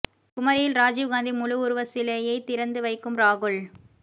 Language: Tamil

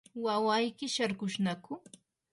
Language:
Yanahuanca Pasco Quechua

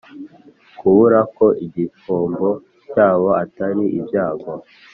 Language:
Kinyarwanda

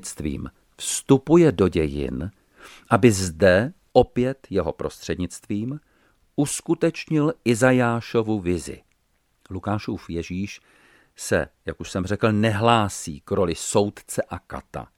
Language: Czech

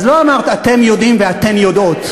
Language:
Hebrew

